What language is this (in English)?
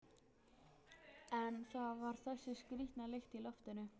Icelandic